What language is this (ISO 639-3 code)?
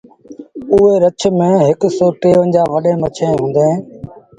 sbn